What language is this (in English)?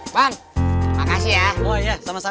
Indonesian